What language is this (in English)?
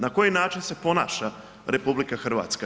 Croatian